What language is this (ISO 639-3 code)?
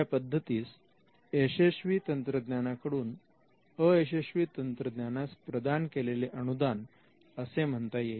mar